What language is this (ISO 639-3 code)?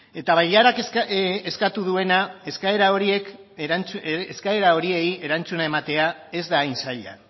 eus